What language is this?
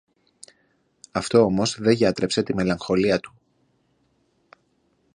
Greek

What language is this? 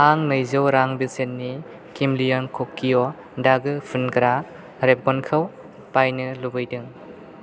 Bodo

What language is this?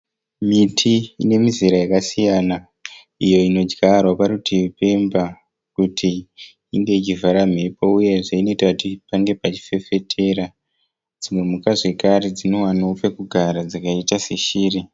Shona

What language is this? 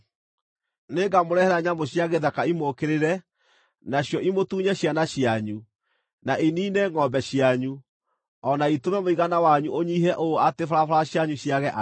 Kikuyu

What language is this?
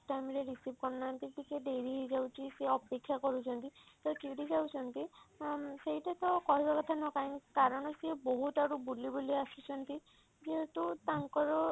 Odia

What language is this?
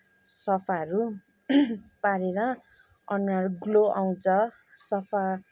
Nepali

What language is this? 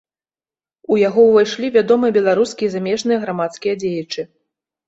Belarusian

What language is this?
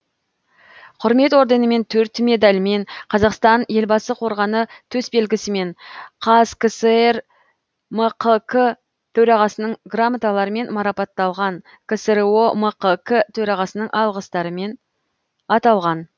Kazakh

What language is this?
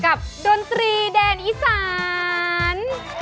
Thai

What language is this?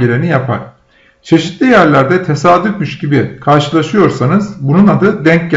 Turkish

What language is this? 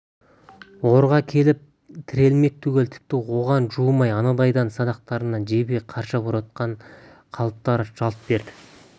Kazakh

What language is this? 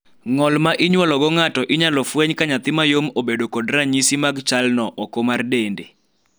Luo (Kenya and Tanzania)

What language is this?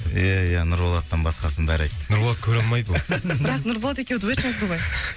Kazakh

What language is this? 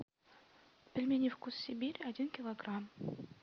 Russian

